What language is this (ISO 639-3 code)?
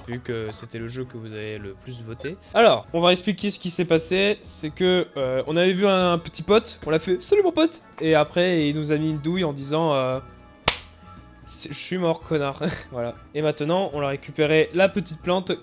fra